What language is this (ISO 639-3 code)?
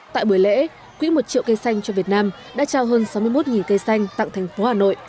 vie